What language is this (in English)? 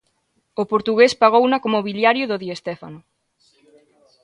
Galician